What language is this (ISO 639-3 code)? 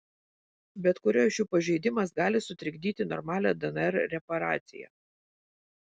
lit